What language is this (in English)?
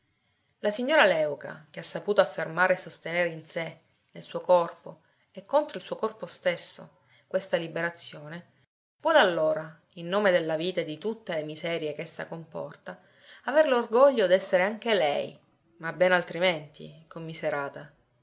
Italian